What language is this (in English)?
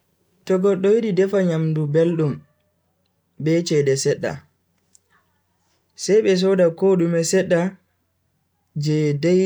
Bagirmi Fulfulde